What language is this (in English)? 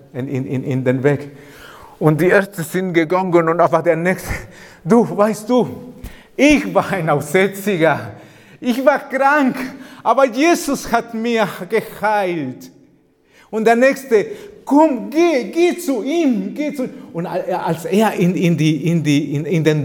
German